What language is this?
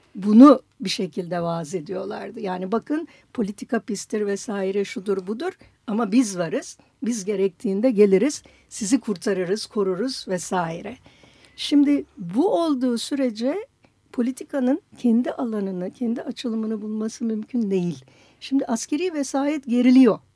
Turkish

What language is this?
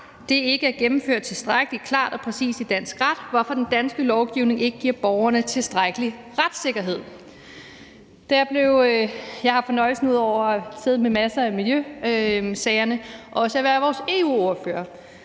Danish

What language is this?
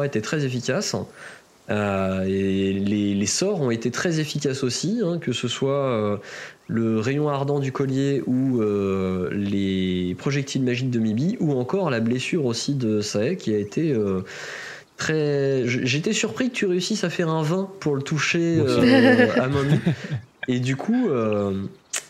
French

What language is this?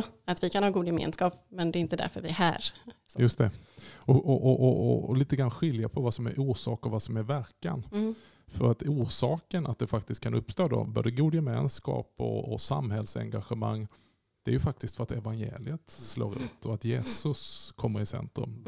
Swedish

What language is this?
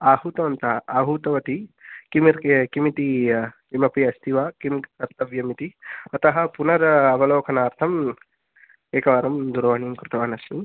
Sanskrit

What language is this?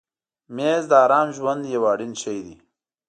Pashto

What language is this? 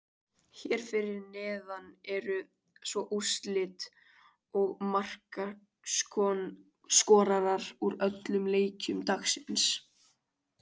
Icelandic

